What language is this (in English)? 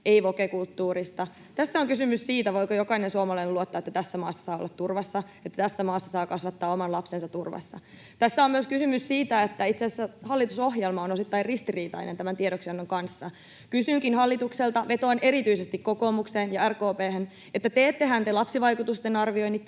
Finnish